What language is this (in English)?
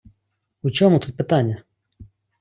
Ukrainian